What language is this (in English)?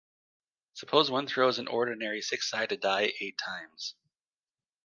English